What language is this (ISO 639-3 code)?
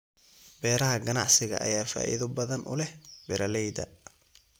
som